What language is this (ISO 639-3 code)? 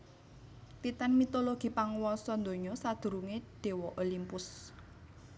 jav